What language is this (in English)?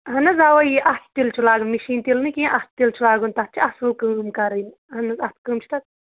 Kashmiri